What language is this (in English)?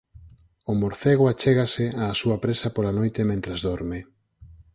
Galician